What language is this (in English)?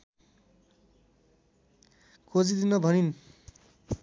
Nepali